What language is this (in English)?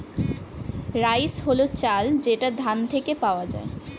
Bangla